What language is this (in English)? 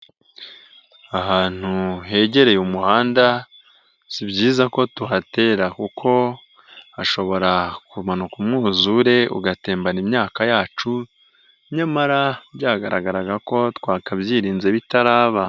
Kinyarwanda